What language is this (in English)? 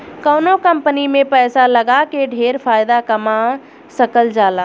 Bhojpuri